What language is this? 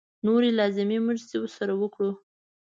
Pashto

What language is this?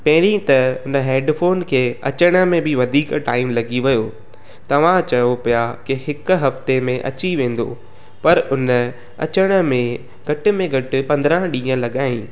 Sindhi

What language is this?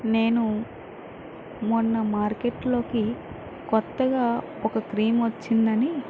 Telugu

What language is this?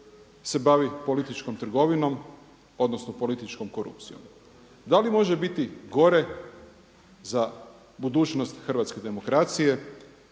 Croatian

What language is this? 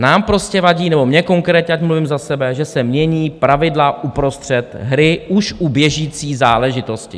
Czech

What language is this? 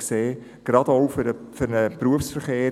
Swiss German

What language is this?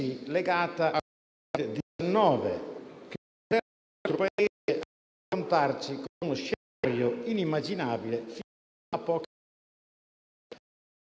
Italian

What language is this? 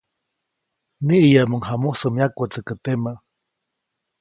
Copainalá Zoque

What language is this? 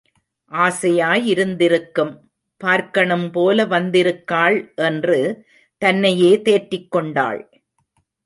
Tamil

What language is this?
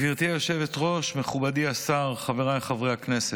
Hebrew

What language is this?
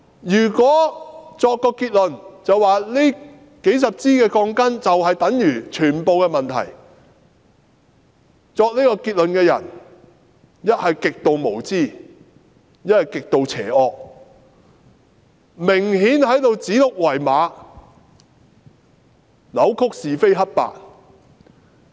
Cantonese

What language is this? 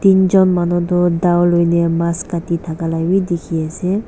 Naga Pidgin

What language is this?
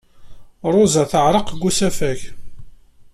Kabyle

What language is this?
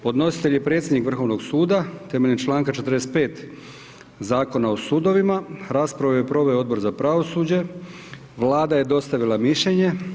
Croatian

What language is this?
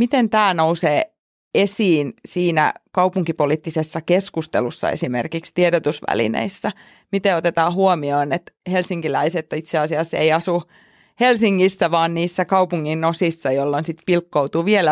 Finnish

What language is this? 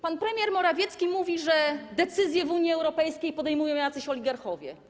Polish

